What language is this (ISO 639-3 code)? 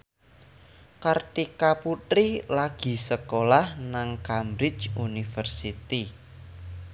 jav